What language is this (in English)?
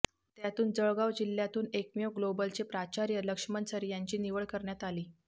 Marathi